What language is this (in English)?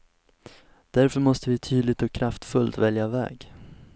Swedish